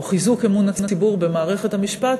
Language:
Hebrew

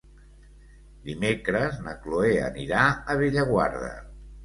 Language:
Catalan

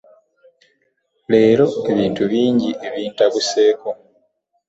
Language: Ganda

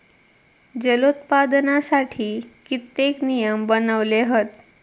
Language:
Marathi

